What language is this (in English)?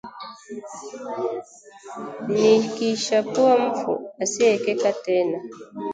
Swahili